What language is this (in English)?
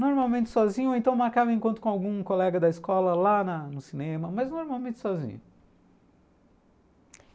Portuguese